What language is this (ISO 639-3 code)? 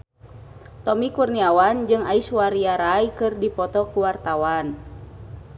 sun